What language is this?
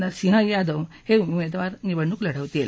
Marathi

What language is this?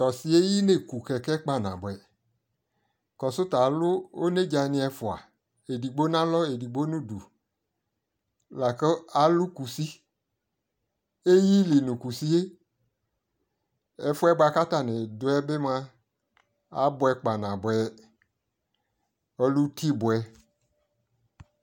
Ikposo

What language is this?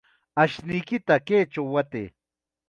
Chiquián Ancash Quechua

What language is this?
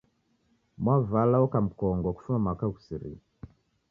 Taita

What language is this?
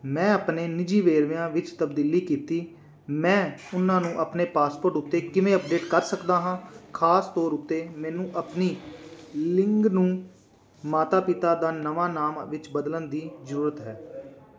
Punjabi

